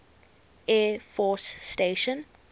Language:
English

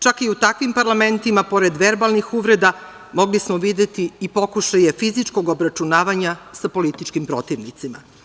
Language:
Serbian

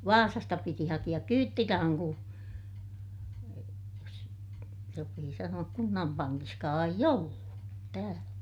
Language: Finnish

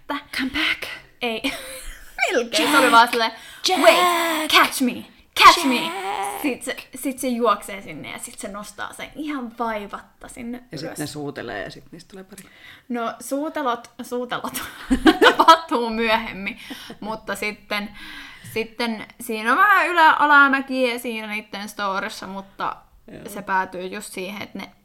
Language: Finnish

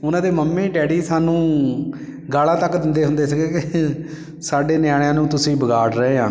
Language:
Punjabi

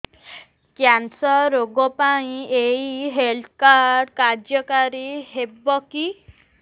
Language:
Odia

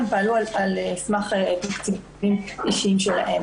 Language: Hebrew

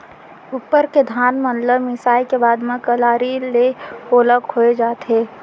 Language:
Chhattisgarhi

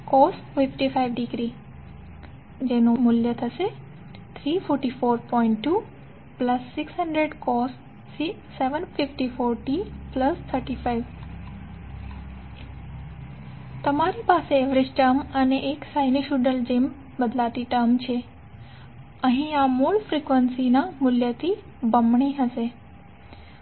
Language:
Gujarati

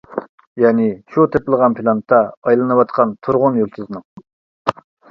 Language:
Uyghur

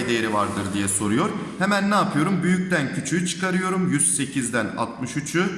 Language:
Turkish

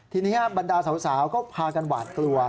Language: Thai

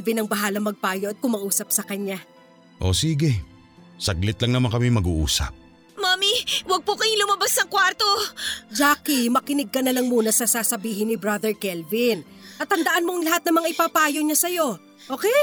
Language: Filipino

